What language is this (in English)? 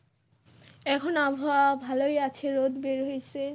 Bangla